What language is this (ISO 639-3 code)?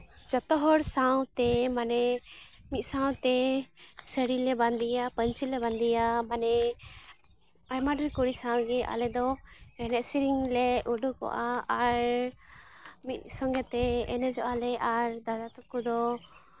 sat